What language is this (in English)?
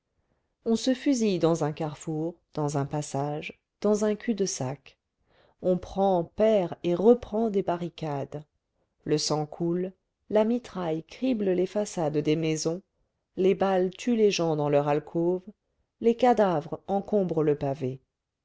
French